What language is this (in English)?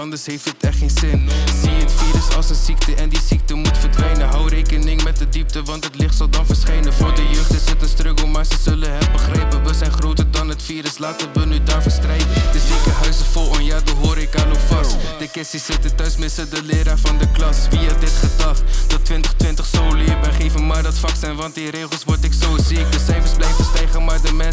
Dutch